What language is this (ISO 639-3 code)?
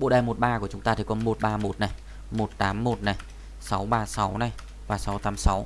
vie